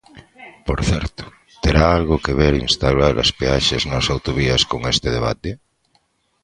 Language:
Galician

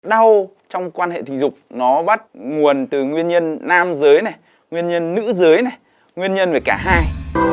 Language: Vietnamese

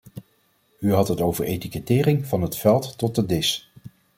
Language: Dutch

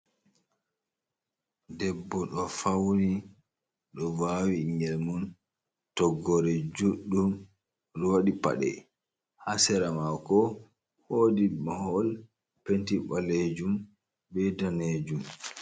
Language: Fula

